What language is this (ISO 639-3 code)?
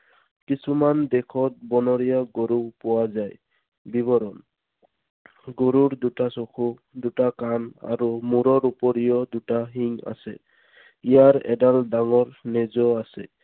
asm